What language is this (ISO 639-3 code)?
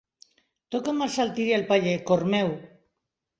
cat